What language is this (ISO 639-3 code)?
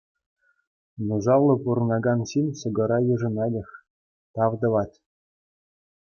chv